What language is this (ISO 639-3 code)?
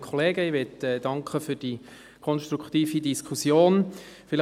gsw